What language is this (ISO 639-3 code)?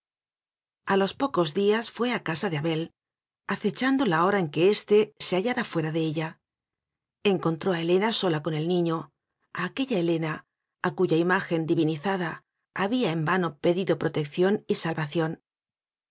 spa